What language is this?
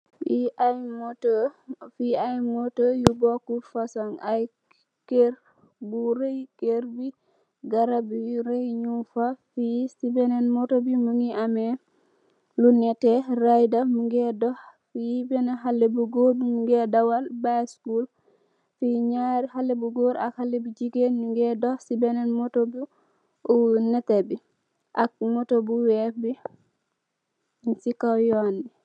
Wolof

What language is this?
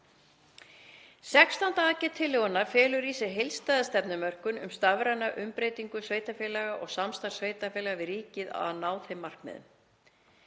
Icelandic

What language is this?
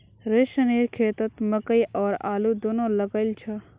Magahi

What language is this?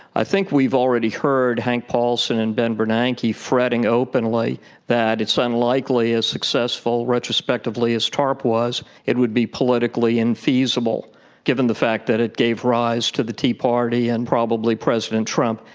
English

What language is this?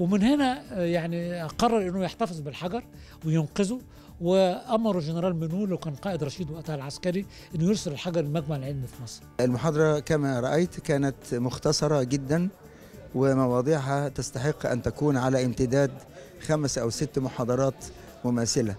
Arabic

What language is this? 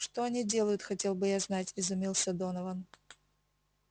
Russian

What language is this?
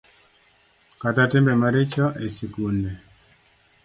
Luo (Kenya and Tanzania)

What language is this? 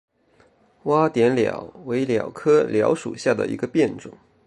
Chinese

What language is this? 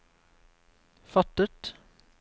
Norwegian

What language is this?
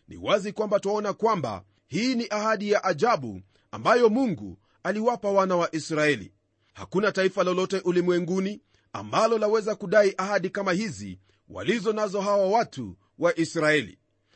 Swahili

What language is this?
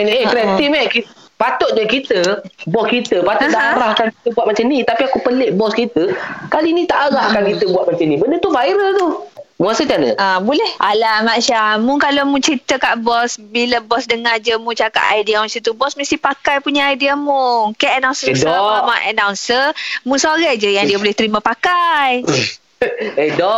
Malay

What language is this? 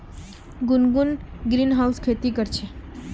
Magahi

